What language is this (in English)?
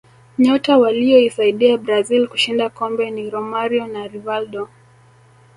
Swahili